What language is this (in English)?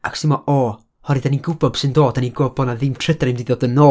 Welsh